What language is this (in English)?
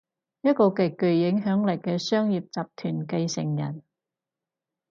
Cantonese